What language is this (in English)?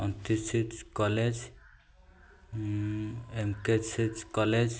Odia